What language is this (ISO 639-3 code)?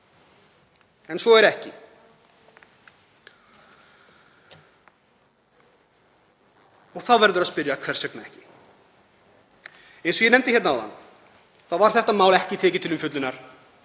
isl